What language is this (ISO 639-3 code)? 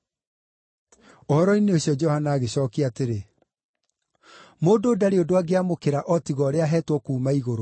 kik